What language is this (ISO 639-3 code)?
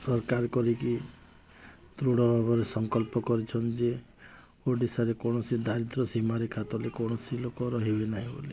ori